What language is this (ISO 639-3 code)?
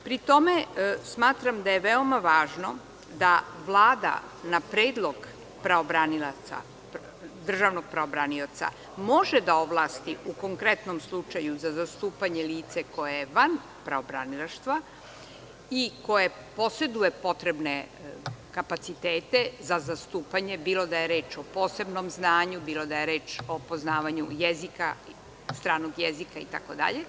srp